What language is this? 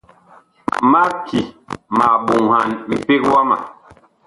Bakoko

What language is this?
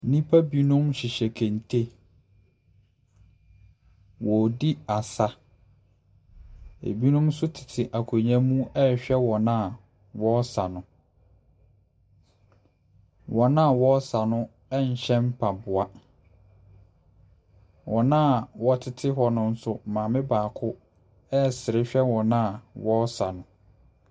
Akan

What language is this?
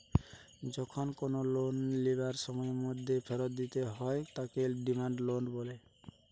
Bangla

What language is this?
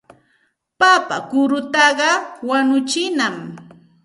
Santa Ana de Tusi Pasco Quechua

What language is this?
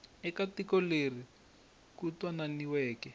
Tsonga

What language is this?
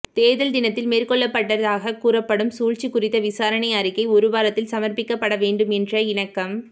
Tamil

